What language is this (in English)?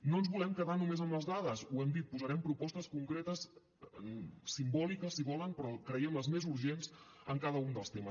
Catalan